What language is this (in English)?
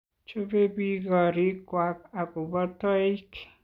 Kalenjin